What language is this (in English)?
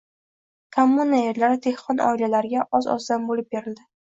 Uzbek